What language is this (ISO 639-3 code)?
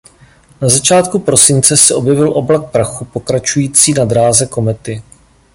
ces